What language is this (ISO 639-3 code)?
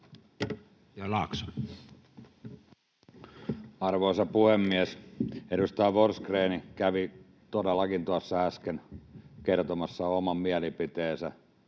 fin